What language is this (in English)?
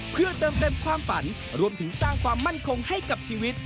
Thai